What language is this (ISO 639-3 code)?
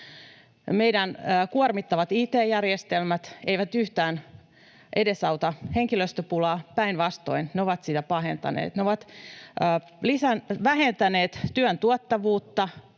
fin